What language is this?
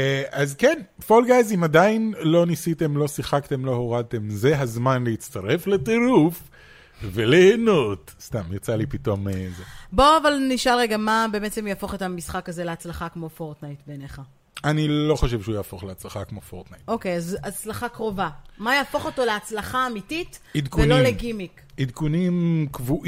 Hebrew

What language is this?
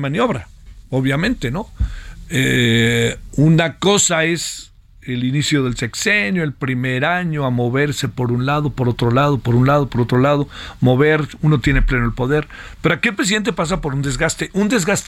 Spanish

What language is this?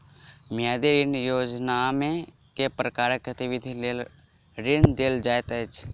Maithili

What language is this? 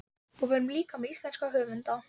Icelandic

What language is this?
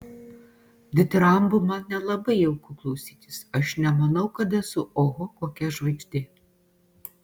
Lithuanian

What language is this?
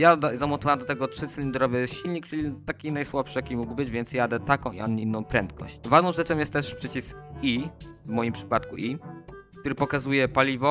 Polish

